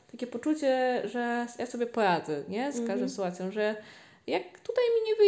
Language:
Polish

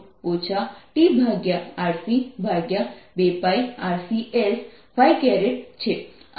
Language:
Gujarati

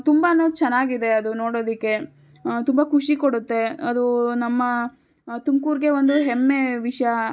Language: Kannada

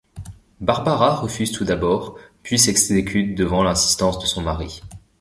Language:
French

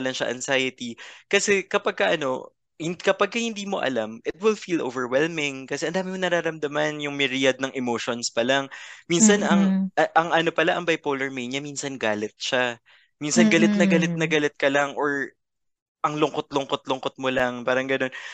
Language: Filipino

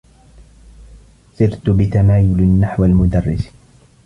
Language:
Arabic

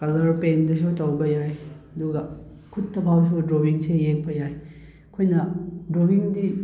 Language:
Manipuri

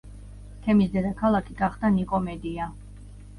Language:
Georgian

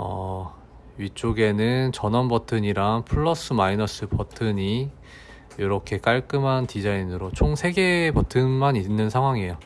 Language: Korean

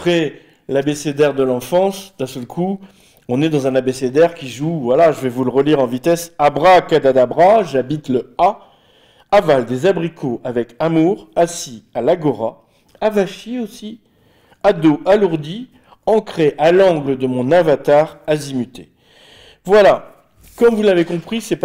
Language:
French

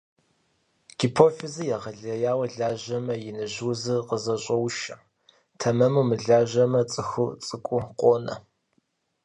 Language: Kabardian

